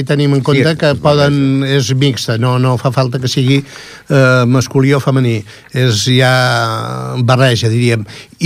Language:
Italian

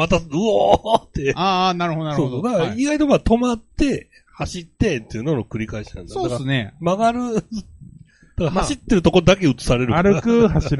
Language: Japanese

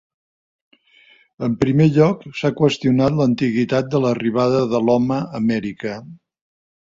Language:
Catalan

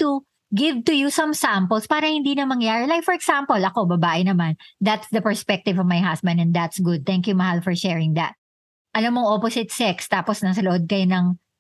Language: Filipino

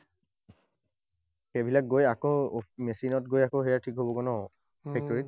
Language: Assamese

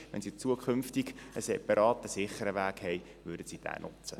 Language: Swiss German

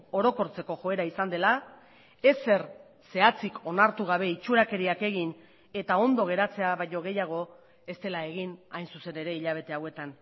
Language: Basque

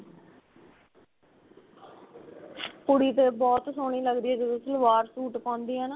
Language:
Punjabi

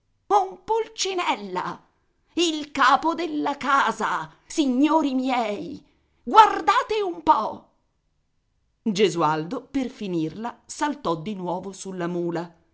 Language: Italian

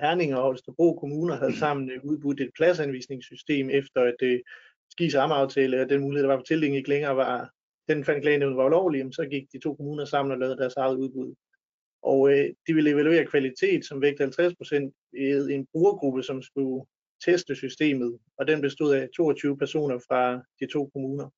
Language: Danish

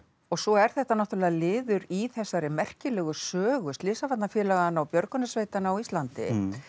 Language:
Icelandic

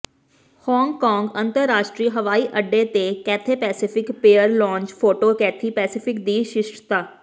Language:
Punjabi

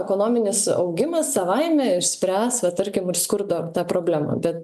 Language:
Lithuanian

